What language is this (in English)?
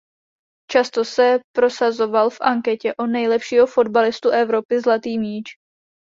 Czech